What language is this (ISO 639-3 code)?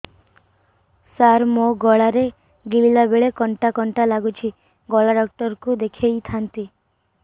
ori